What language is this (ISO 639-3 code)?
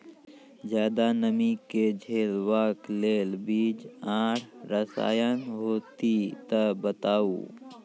mai